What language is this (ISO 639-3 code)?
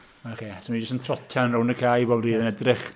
cym